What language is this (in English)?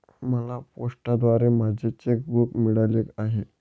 Marathi